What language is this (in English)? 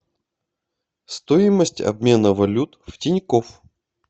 Russian